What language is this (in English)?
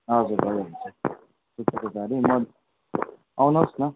Nepali